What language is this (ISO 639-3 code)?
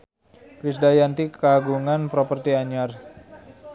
sun